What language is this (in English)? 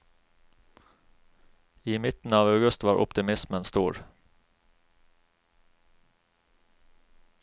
Norwegian